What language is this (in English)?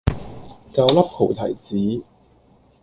Cantonese